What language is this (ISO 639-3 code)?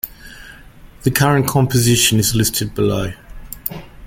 eng